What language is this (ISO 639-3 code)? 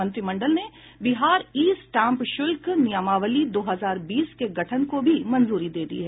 hin